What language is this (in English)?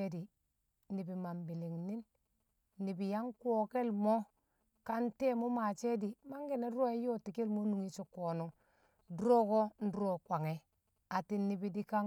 Kamo